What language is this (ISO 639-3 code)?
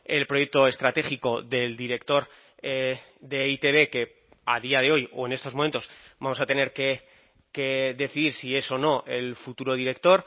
spa